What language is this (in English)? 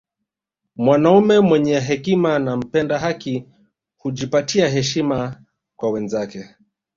Swahili